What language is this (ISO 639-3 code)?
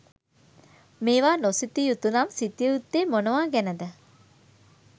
sin